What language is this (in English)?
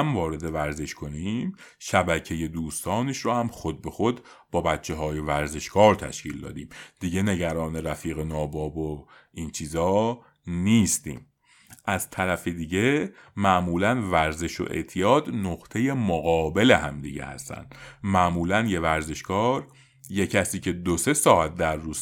Persian